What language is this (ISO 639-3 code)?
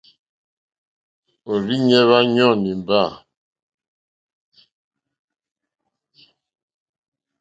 bri